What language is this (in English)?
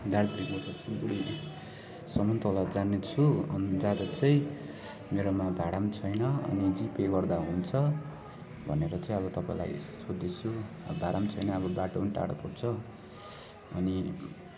Nepali